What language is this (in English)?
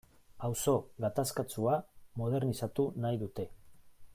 Basque